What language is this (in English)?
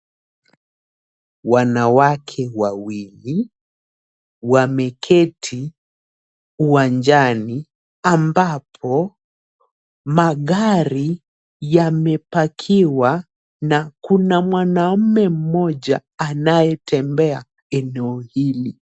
Swahili